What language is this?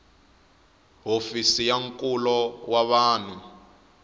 Tsonga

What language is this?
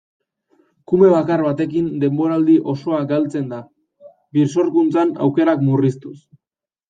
Basque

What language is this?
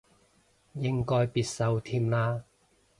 Cantonese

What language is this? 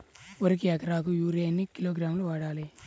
Telugu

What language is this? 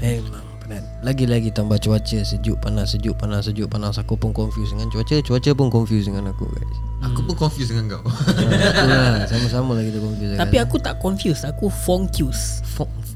Malay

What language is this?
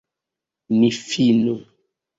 Esperanto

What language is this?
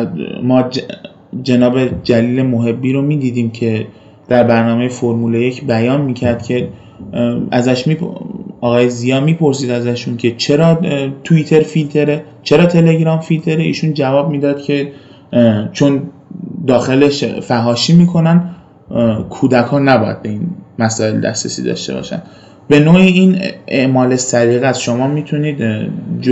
Persian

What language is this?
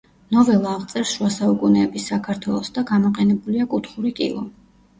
Georgian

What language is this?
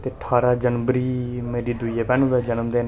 Dogri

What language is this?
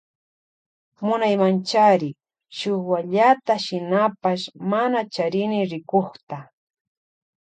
Loja Highland Quichua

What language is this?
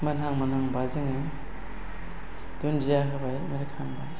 Bodo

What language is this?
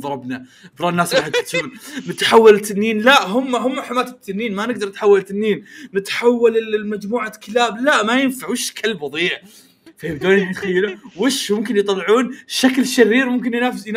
Arabic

